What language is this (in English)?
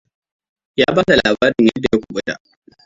Hausa